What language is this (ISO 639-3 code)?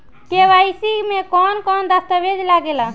bho